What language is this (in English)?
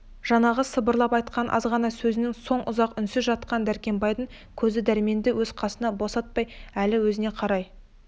Kazakh